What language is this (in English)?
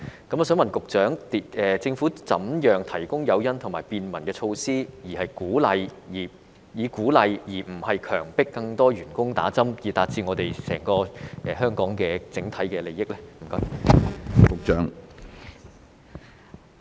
Cantonese